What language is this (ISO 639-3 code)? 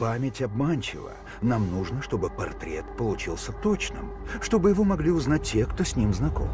rus